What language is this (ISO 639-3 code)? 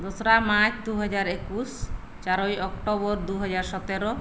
sat